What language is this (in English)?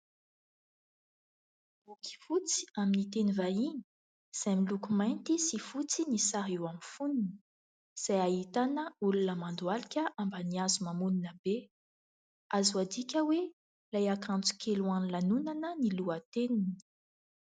Malagasy